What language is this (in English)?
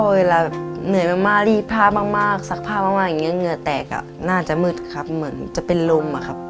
Thai